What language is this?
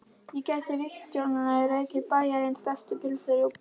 Icelandic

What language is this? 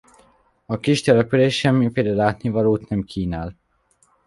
Hungarian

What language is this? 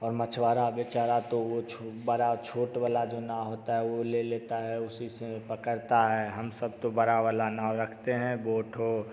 Hindi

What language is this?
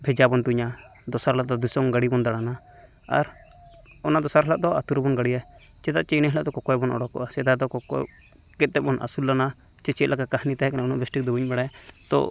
Santali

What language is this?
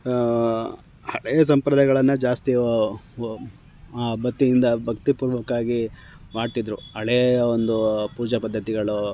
Kannada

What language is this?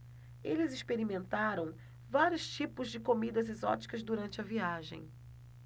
Portuguese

